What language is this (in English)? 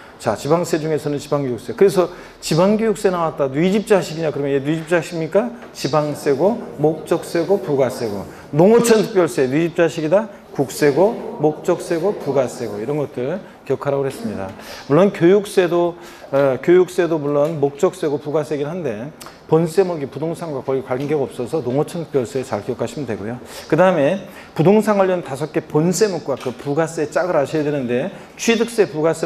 Korean